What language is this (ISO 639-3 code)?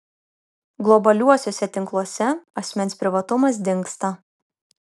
lit